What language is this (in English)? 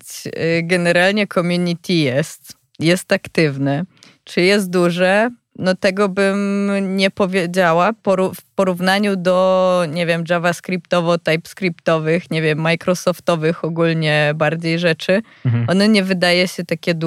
Polish